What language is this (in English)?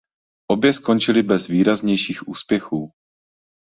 Czech